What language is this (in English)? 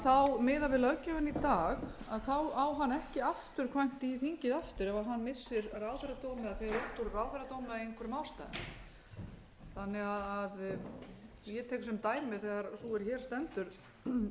Icelandic